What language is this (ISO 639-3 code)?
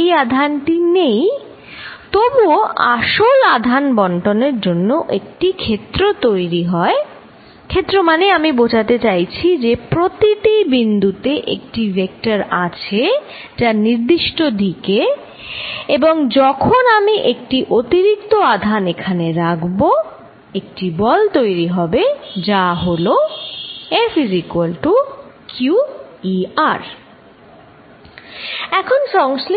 ben